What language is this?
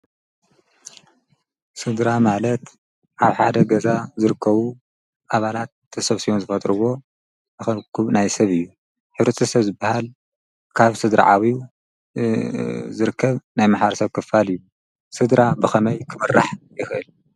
Tigrinya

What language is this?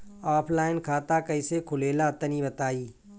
Bhojpuri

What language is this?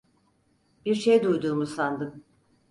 Turkish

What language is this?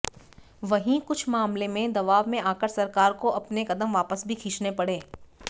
Hindi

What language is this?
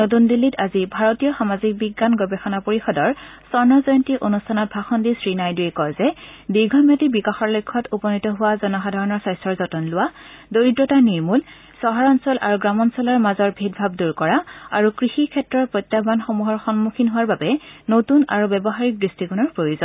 Assamese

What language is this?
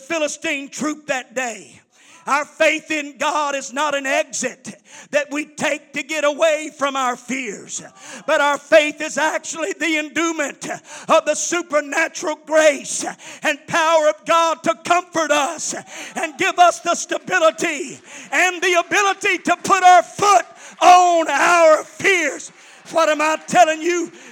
English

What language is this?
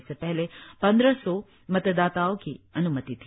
Hindi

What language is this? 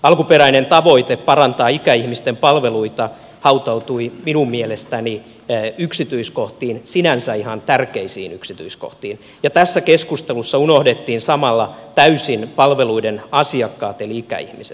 Finnish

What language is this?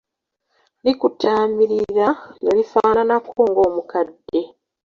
Ganda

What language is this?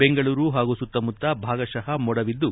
Kannada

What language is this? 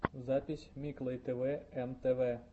Russian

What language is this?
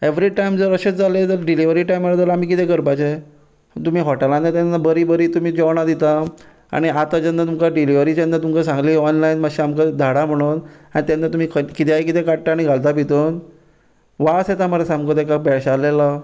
Konkani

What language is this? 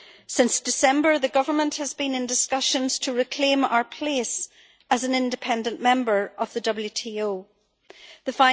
English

